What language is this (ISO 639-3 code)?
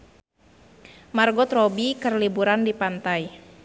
sun